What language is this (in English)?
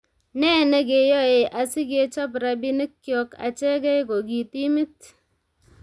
Kalenjin